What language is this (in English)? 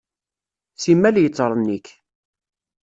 Kabyle